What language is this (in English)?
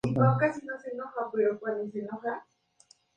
Spanish